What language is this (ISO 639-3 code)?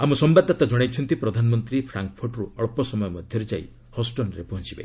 ori